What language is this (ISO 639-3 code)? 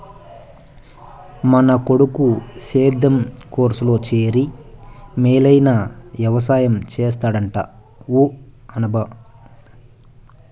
tel